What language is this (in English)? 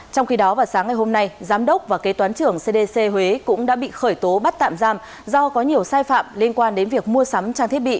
Vietnamese